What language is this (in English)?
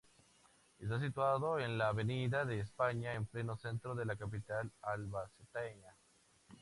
Spanish